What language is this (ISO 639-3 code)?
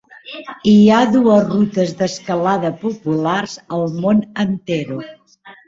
cat